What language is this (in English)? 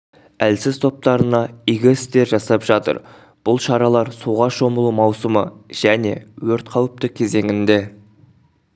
Kazakh